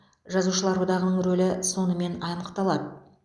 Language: Kazakh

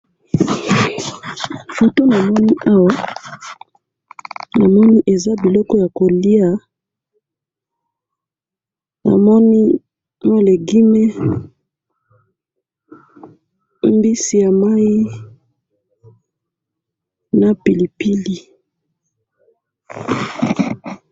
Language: Lingala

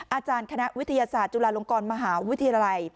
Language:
Thai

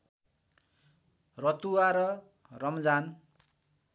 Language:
Nepali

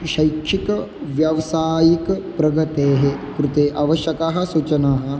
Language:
Sanskrit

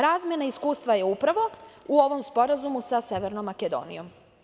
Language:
Serbian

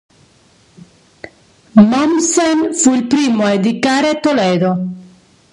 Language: Italian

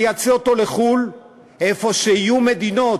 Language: Hebrew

